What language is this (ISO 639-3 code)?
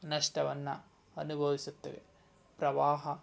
kan